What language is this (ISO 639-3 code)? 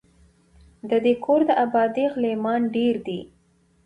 pus